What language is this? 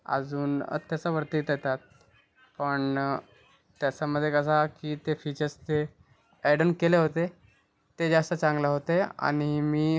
Marathi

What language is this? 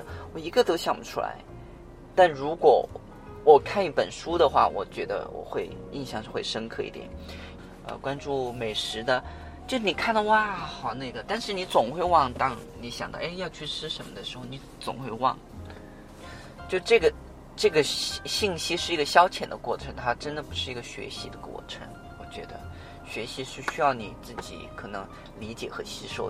Chinese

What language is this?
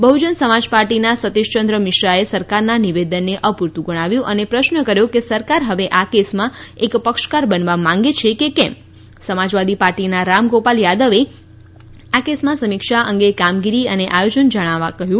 Gujarati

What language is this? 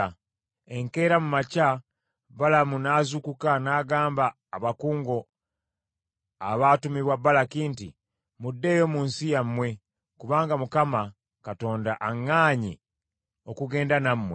Ganda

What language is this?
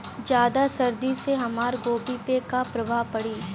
Bhojpuri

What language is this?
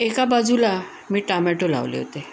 Marathi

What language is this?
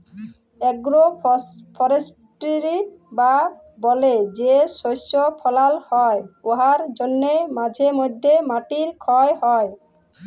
Bangla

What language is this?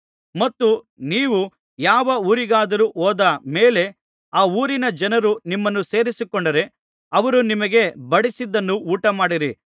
Kannada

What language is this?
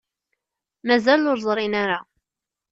Kabyle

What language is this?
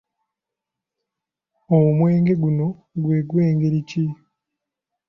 Ganda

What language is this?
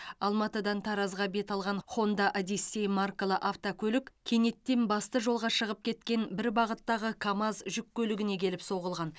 Kazakh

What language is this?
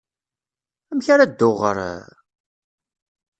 Kabyle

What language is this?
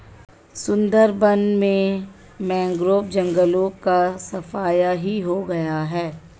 Hindi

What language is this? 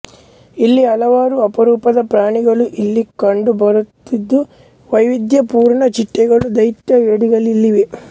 Kannada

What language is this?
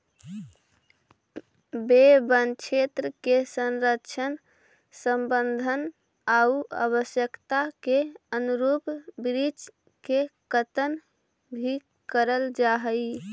Magahi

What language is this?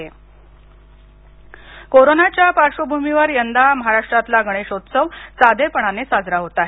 Marathi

